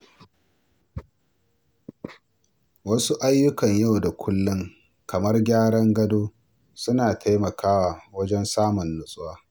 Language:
Hausa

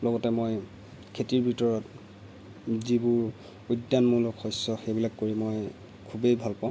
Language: Assamese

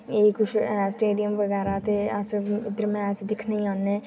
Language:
Dogri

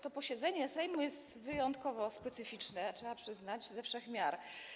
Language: Polish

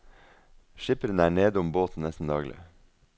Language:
Norwegian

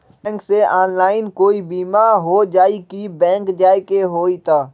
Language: Magahi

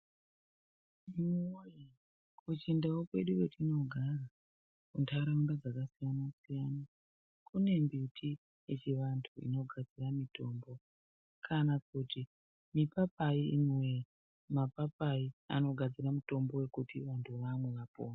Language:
Ndau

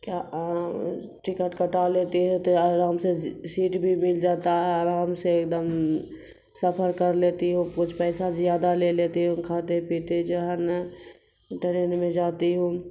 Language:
Urdu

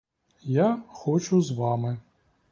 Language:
Ukrainian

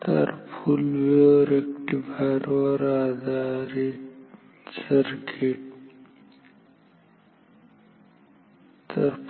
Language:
Marathi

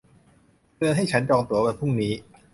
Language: Thai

